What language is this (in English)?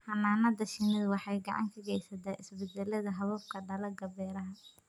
Somali